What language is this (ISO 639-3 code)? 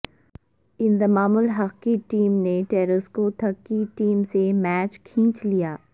urd